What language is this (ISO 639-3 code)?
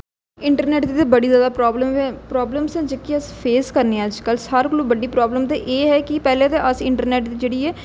doi